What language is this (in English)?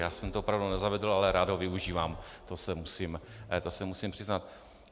Czech